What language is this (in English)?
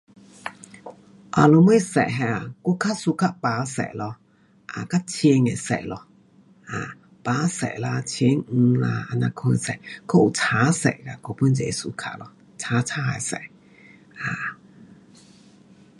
Pu-Xian Chinese